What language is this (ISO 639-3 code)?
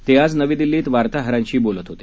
mar